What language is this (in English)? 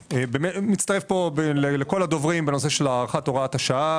Hebrew